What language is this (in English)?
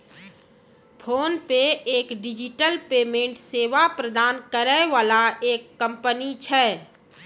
Maithili